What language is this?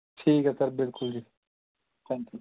Punjabi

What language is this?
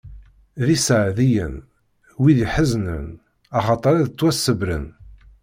Kabyle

